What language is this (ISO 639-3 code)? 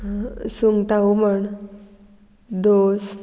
kok